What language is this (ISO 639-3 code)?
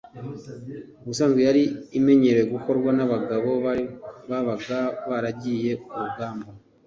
kin